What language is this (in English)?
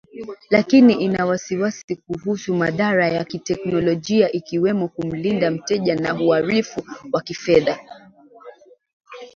Swahili